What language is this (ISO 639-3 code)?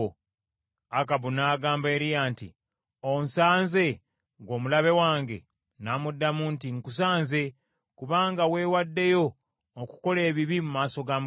lug